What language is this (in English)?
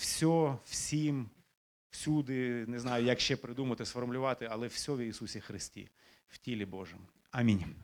Ukrainian